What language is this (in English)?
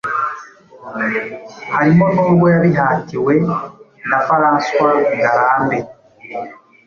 Kinyarwanda